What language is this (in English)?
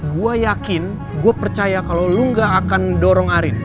Indonesian